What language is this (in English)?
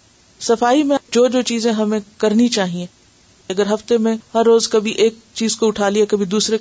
Urdu